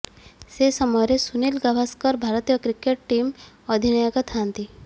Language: Odia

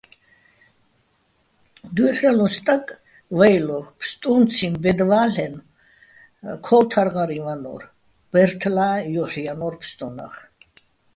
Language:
Bats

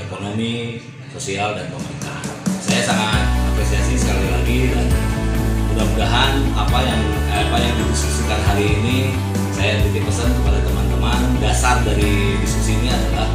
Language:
Indonesian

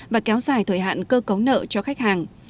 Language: Vietnamese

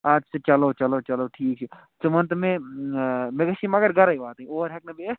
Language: Kashmiri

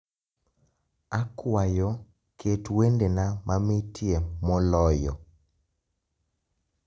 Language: Luo (Kenya and Tanzania)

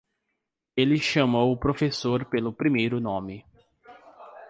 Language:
Portuguese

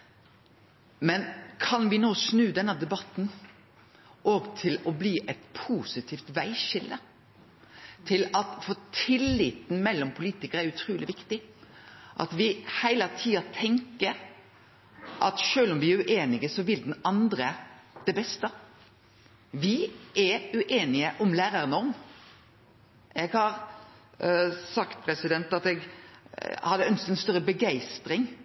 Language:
Norwegian Nynorsk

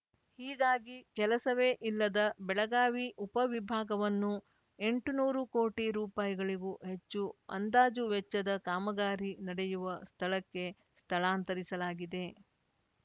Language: Kannada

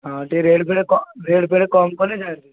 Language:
Odia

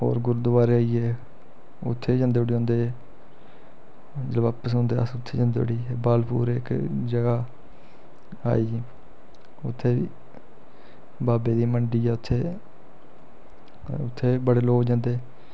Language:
Dogri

